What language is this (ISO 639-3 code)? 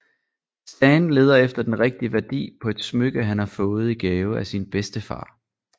dan